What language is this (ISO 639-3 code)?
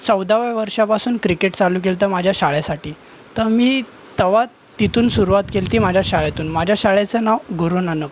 mar